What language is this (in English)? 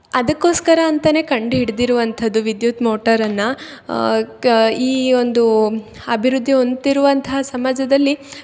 Kannada